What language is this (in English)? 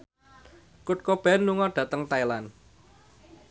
Javanese